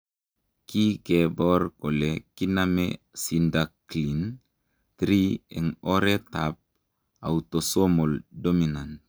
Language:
Kalenjin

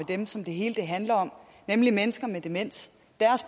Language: Danish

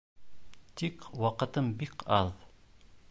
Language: Bashkir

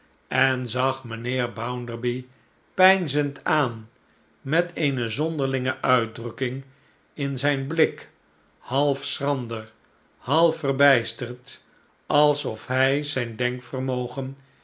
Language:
Dutch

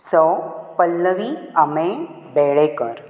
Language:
Konkani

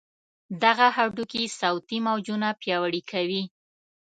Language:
Pashto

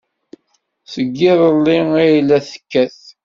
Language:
Kabyle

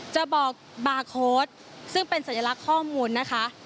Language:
Thai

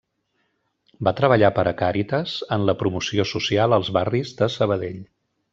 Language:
Catalan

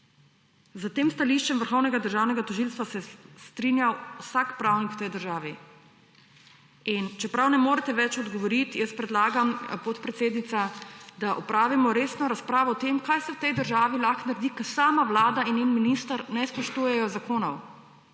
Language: Slovenian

